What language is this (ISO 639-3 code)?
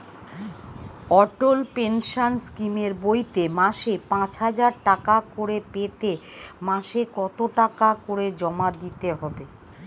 ben